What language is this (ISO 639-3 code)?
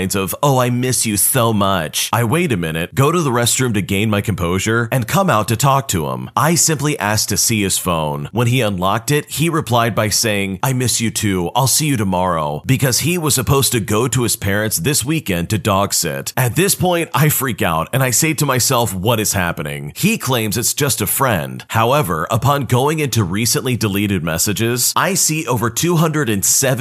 eng